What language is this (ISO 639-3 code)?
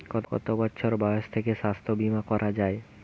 ben